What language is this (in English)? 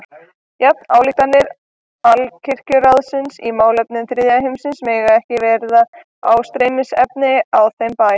Icelandic